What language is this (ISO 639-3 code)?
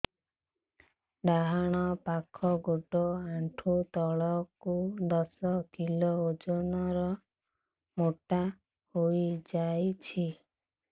ori